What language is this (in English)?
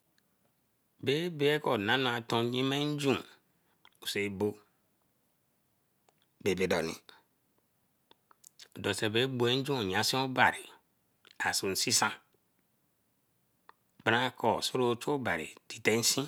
Eleme